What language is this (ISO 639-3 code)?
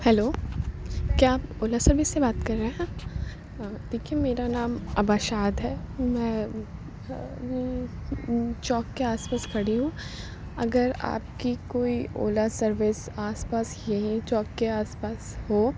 urd